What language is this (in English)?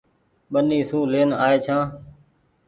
Goaria